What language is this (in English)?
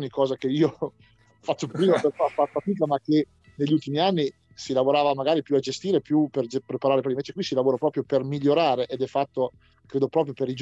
Italian